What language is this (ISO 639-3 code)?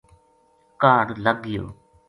gju